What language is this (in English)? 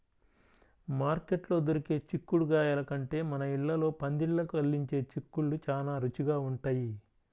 Telugu